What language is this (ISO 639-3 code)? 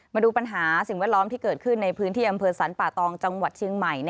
tha